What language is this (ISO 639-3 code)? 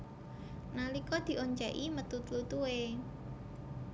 jav